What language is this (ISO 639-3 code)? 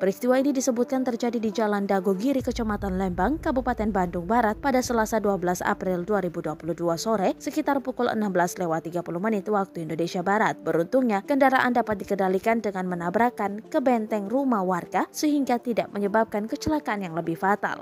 ind